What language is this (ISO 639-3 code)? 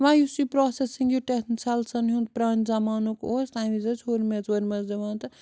kas